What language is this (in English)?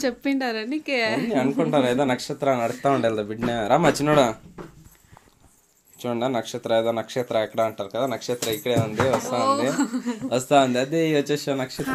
Romanian